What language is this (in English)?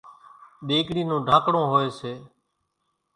Kachi Koli